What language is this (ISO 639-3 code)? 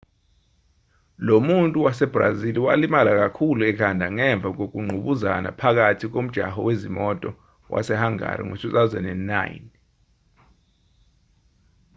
zul